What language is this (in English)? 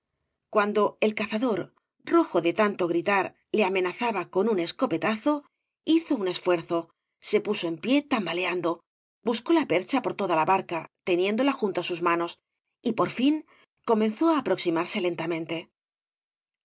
Spanish